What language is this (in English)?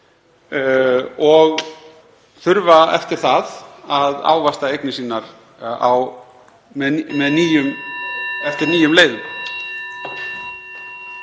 Icelandic